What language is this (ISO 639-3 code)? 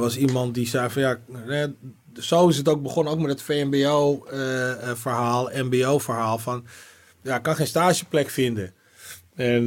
nld